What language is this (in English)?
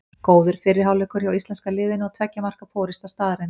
Icelandic